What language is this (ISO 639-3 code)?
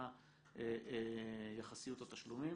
heb